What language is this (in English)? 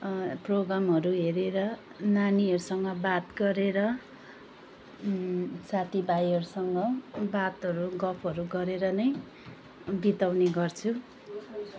Nepali